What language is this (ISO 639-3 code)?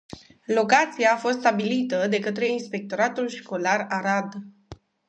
ron